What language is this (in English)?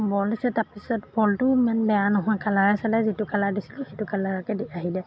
Assamese